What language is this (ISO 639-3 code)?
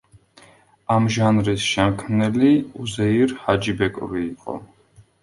kat